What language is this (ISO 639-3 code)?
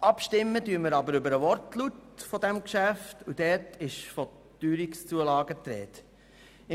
gsw